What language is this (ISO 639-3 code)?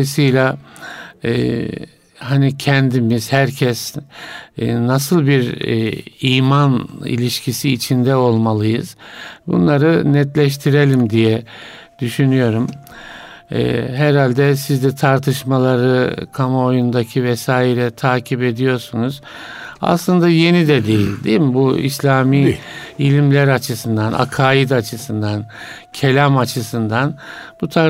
tur